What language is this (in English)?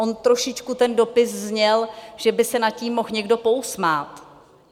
Czech